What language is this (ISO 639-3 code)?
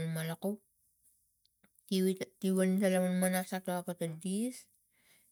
tgc